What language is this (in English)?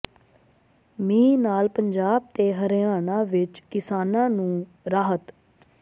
Punjabi